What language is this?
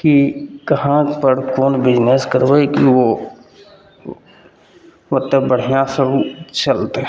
Maithili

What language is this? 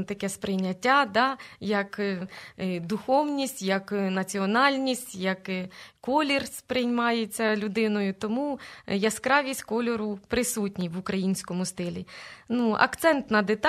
Ukrainian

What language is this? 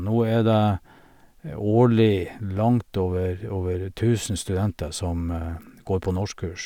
Norwegian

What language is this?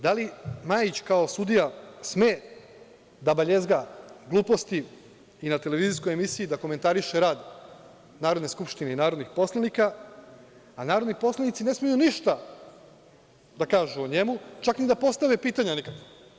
Serbian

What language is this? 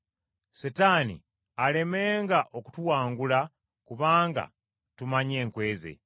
Ganda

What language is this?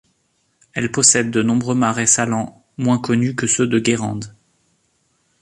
French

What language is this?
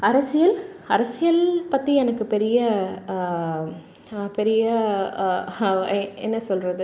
Tamil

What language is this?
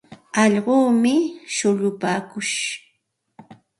Santa Ana de Tusi Pasco Quechua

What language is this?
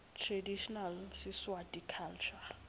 Swati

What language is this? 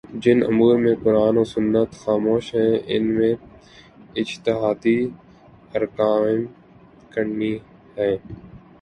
Urdu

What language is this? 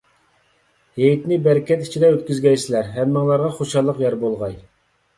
Uyghur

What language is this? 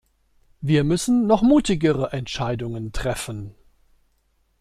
German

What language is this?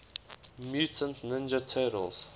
English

